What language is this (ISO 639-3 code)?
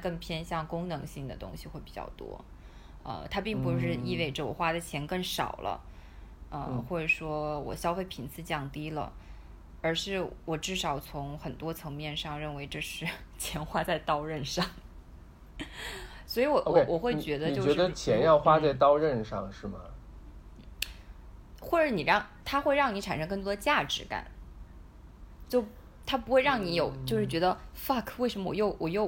zho